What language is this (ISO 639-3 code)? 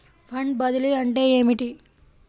tel